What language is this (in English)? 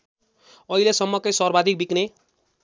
Nepali